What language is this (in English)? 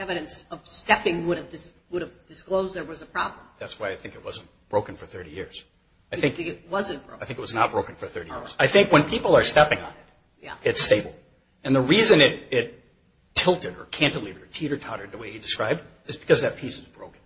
English